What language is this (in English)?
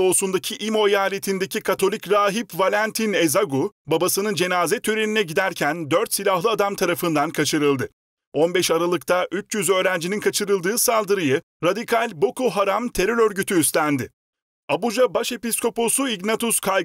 Turkish